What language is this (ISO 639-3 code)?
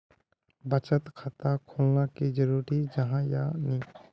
mag